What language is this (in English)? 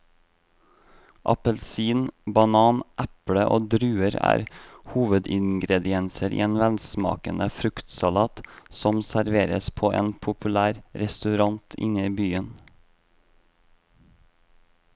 Norwegian